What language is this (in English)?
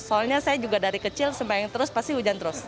Indonesian